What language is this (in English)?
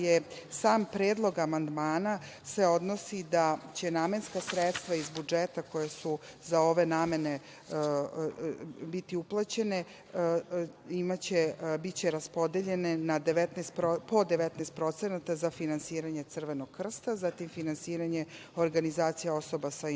Serbian